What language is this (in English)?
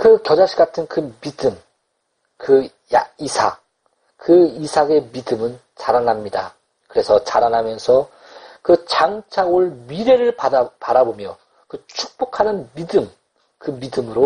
Korean